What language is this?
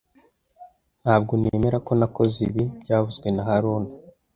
Kinyarwanda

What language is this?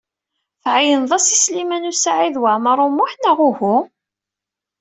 Kabyle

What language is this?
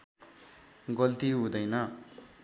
Nepali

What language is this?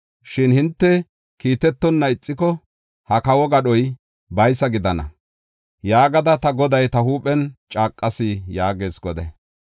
Gofa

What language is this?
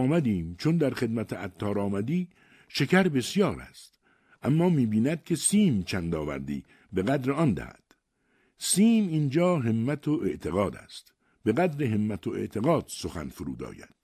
Persian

